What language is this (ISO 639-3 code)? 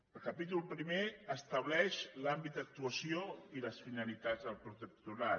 cat